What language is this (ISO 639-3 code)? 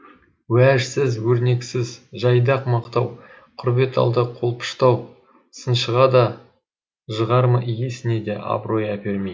kaz